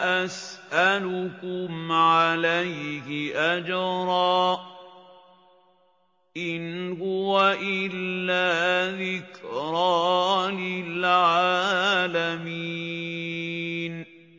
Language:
Arabic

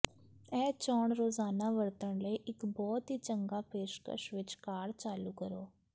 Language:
Punjabi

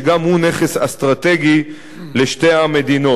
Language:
Hebrew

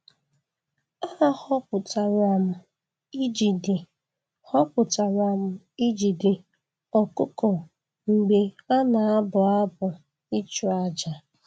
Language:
Igbo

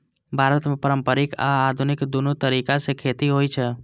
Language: Maithili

